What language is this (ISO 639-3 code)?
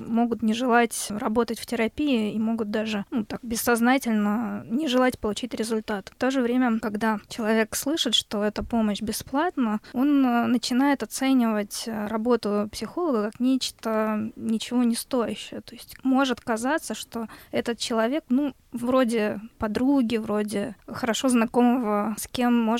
rus